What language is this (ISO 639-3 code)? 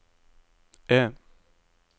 nor